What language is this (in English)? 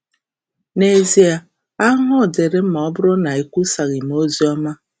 Igbo